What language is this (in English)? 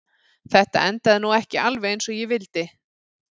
Icelandic